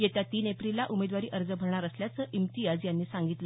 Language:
Marathi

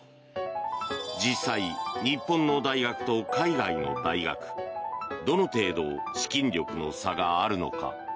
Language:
Japanese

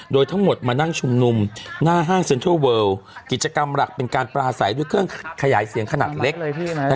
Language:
Thai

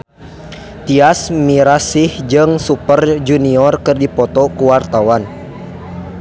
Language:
Sundanese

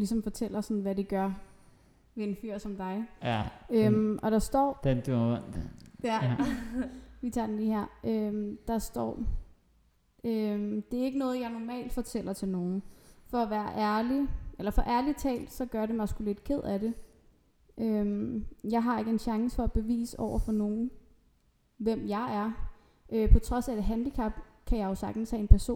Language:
Danish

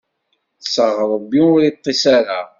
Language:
Kabyle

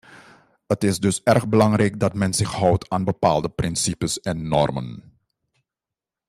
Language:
Dutch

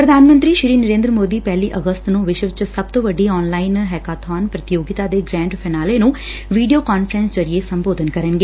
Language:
Punjabi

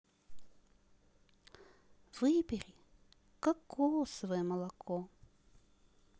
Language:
Russian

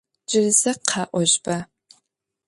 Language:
Adyghe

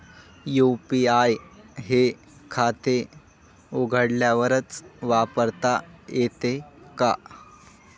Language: Marathi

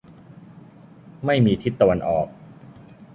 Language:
Thai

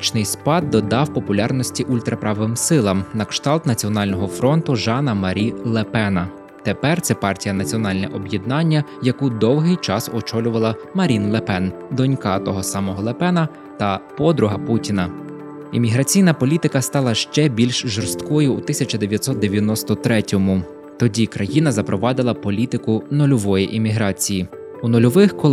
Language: Ukrainian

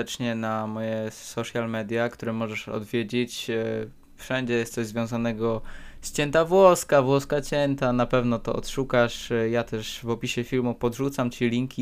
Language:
Polish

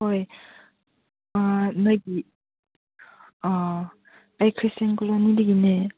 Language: Manipuri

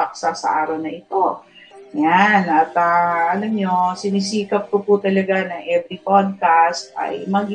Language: Filipino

